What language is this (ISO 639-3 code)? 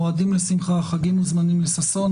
heb